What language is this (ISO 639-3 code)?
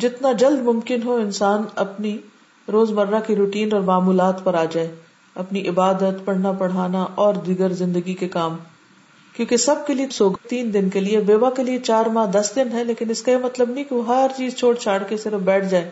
urd